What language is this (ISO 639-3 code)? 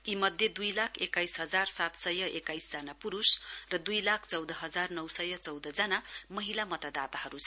nep